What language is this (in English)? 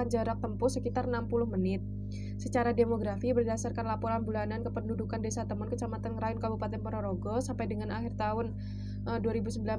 Indonesian